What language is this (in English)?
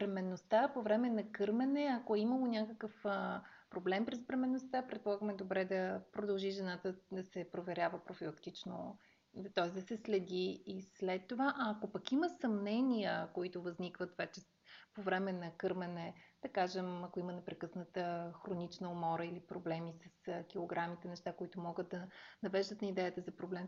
Bulgarian